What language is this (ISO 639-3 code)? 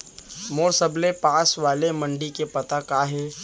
hne